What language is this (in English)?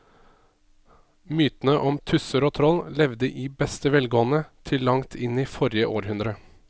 Norwegian